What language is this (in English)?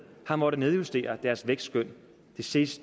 Danish